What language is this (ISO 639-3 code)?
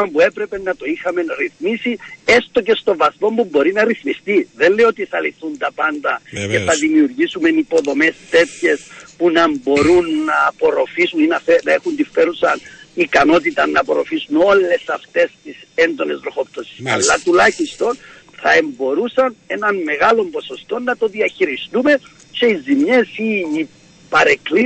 ell